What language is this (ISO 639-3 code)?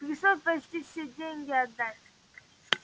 rus